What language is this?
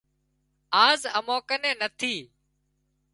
Wadiyara Koli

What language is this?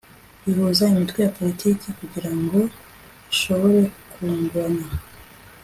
Kinyarwanda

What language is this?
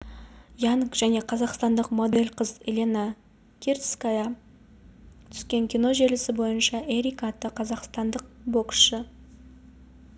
Kazakh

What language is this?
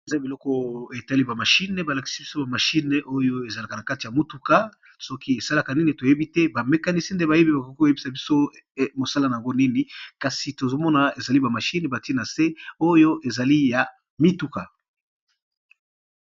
Lingala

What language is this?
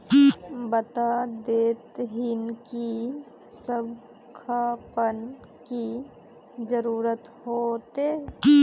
Magahi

